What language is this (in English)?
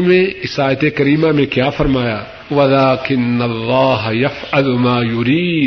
Urdu